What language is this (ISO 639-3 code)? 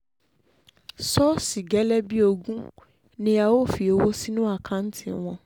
yor